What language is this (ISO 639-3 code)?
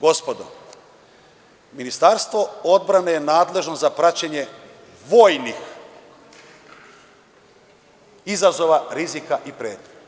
srp